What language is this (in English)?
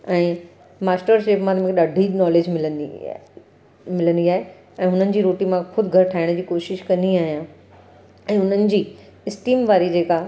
Sindhi